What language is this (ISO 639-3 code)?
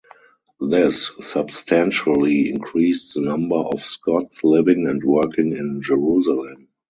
eng